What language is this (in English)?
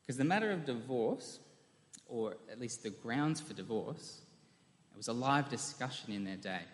English